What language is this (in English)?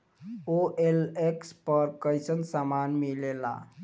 Bhojpuri